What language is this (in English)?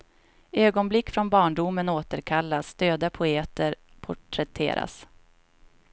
Swedish